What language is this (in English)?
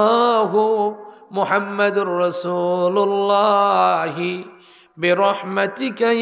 Arabic